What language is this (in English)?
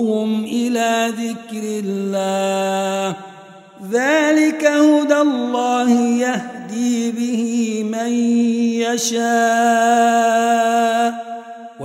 Arabic